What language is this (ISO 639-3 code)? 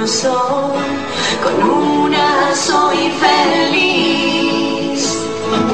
kor